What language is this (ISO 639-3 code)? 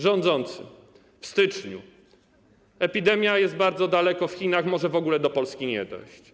pol